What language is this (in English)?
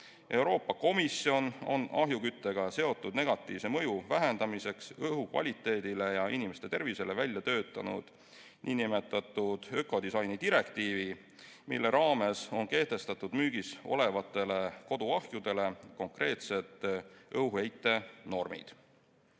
Estonian